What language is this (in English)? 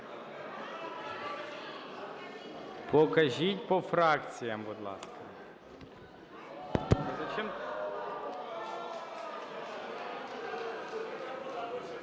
Ukrainian